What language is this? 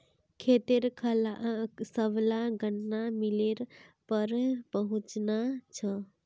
Magahi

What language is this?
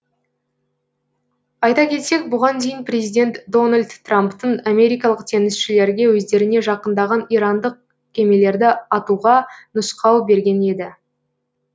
Kazakh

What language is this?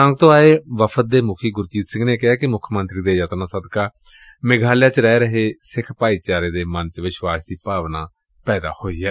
Punjabi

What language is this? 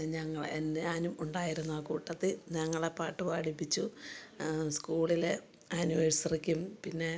Malayalam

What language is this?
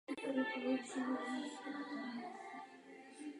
Czech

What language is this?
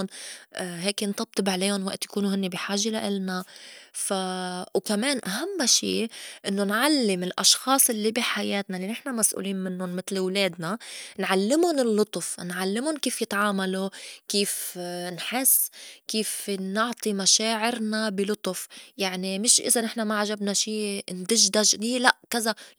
North Levantine Arabic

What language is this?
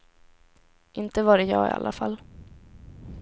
Swedish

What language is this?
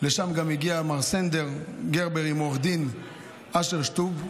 Hebrew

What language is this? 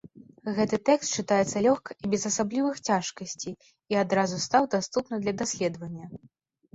Belarusian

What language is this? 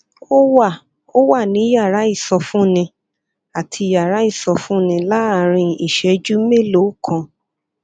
Yoruba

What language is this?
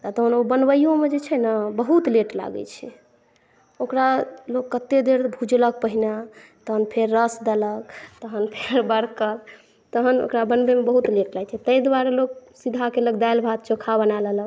Maithili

